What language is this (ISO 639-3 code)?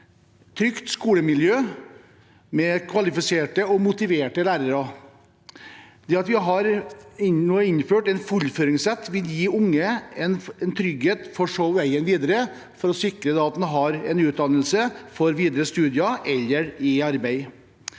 nor